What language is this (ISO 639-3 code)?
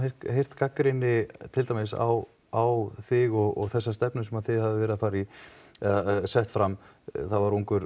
isl